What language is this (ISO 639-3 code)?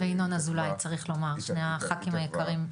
heb